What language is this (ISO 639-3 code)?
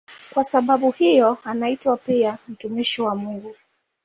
swa